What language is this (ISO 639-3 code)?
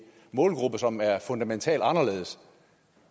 dan